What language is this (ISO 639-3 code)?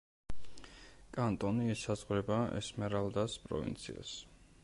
kat